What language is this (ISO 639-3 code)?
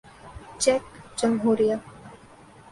urd